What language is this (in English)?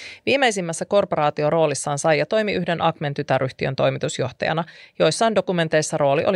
Finnish